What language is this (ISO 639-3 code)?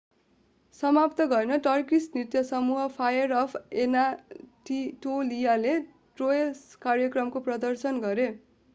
nep